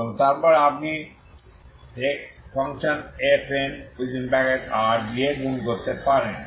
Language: Bangla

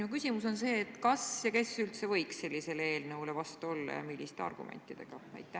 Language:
Estonian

